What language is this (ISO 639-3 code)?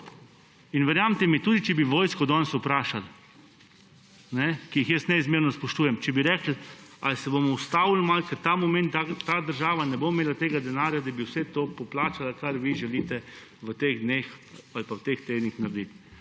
slv